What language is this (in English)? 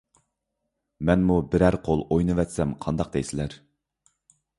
Uyghur